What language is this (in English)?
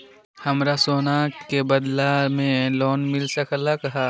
Magahi